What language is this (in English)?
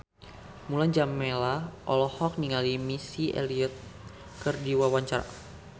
Sundanese